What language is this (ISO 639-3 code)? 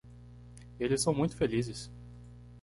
por